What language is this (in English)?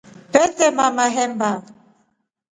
Rombo